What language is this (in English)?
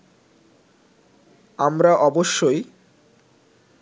Bangla